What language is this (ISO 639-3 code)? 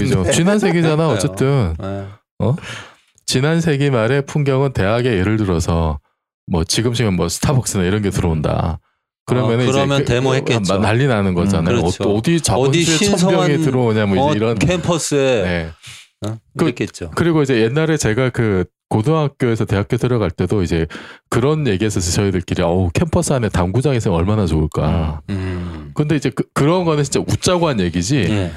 kor